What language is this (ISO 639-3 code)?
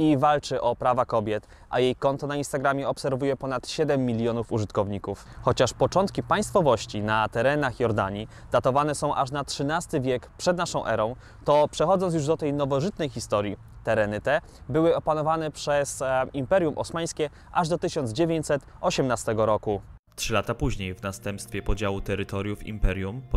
pol